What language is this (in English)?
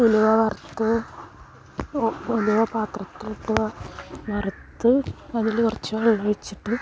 Malayalam